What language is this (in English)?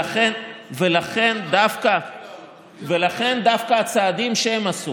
Hebrew